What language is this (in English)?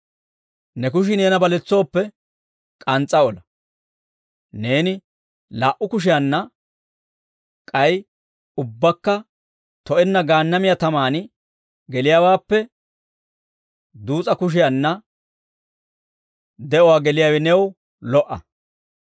Dawro